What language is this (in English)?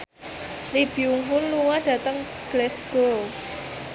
Javanese